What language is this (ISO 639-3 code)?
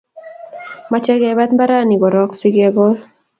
kln